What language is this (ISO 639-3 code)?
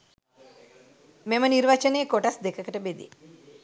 sin